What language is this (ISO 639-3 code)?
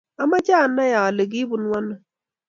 kln